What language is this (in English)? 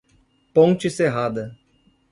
Portuguese